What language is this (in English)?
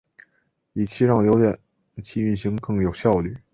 Chinese